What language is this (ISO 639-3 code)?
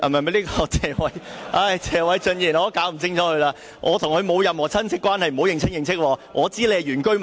yue